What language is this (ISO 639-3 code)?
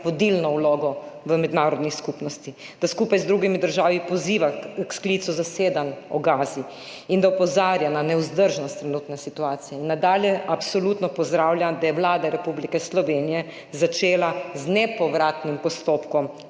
slv